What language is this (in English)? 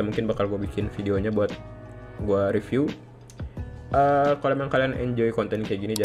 Indonesian